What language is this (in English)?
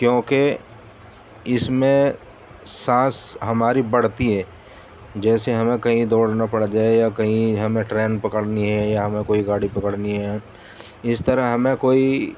Urdu